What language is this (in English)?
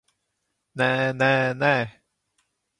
Latvian